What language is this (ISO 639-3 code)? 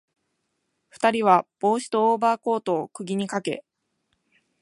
jpn